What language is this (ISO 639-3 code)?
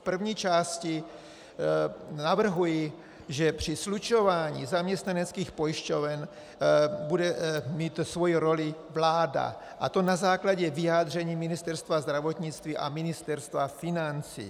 ces